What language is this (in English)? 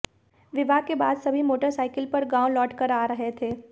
Hindi